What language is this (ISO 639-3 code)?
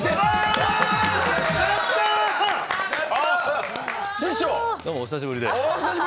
jpn